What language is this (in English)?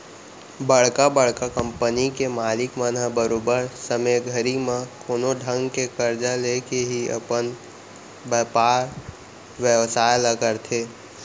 Chhattisgarhi